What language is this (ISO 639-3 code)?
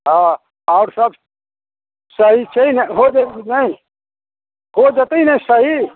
mai